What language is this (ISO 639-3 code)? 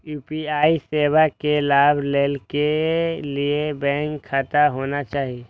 mai